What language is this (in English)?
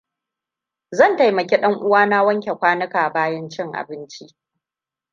Hausa